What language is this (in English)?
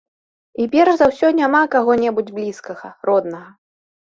Belarusian